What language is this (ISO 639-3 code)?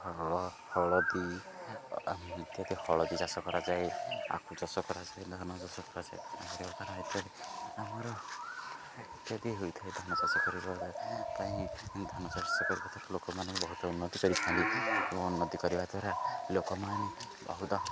ori